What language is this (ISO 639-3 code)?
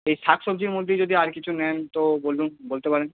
ben